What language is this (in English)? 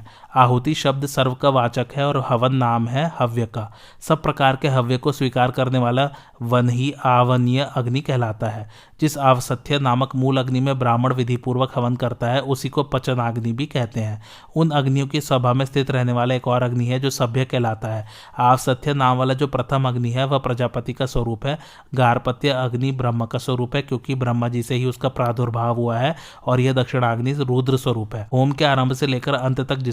Hindi